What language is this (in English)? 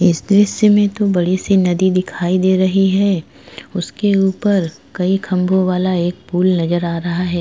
Hindi